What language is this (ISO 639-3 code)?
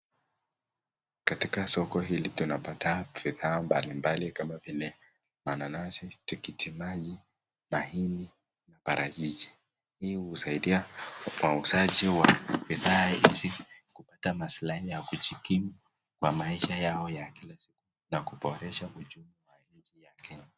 swa